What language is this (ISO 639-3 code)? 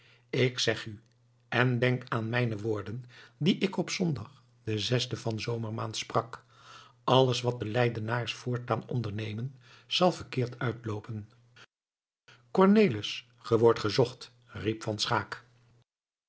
nld